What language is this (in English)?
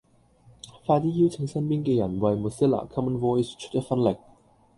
Cantonese